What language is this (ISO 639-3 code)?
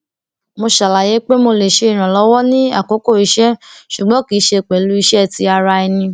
yor